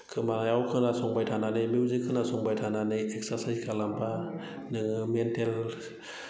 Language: Bodo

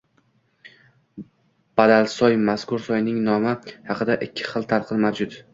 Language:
Uzbek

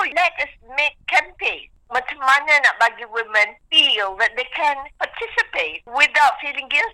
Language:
Malay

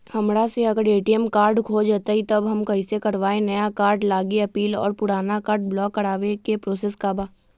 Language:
Magahi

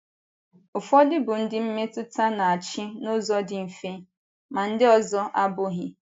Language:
Igbo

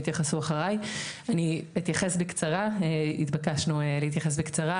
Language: Hebrew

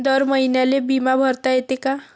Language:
Marathi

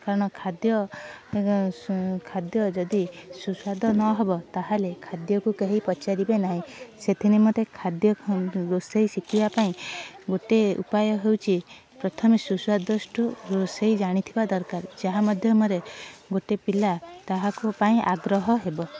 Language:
Odia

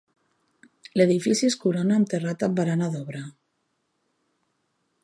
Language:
Catalan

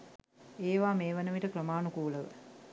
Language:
Sinhala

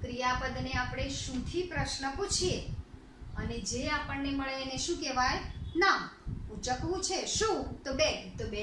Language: Hindi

